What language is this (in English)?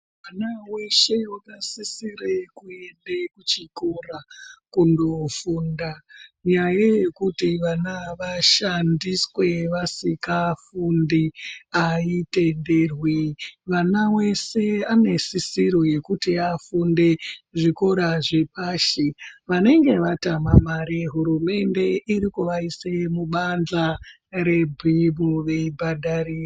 Ndau